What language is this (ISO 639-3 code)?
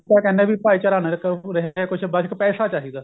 pan